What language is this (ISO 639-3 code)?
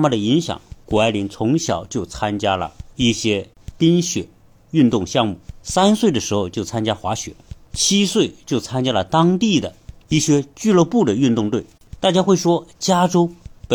zho